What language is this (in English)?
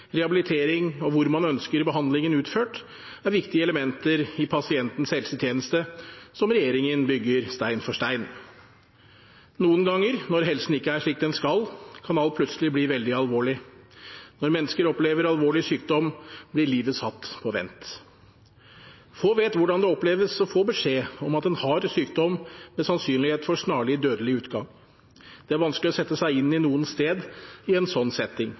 Norwegian Bokmål